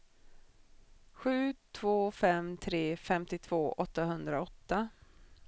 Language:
Swedish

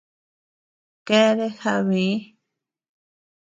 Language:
Tepeuxila Cuicatec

